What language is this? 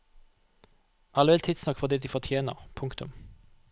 Norwegian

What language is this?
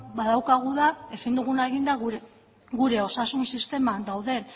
Basque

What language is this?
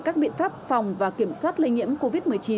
Vietnamese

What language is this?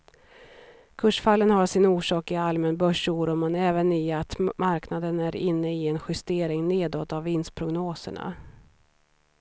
Swedish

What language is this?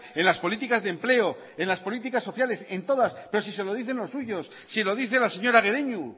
Spanish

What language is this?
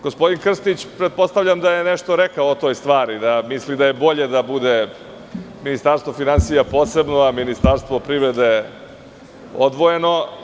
Serbian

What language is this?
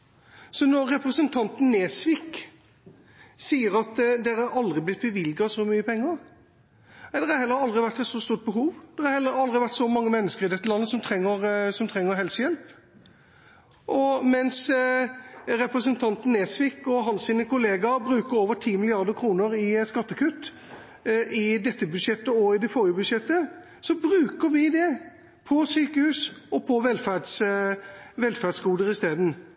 Norwegian Bokmål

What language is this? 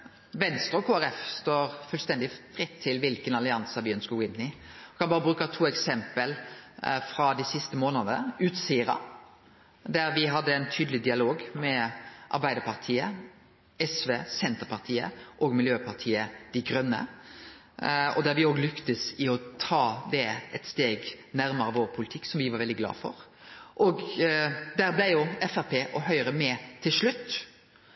Norwegian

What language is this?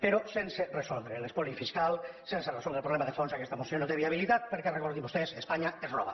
Catalan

